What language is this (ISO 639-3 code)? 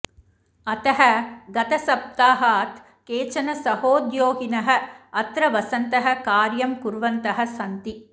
san